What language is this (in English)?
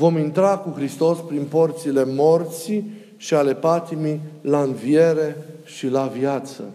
Romanian